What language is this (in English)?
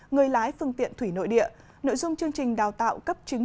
Vietnamese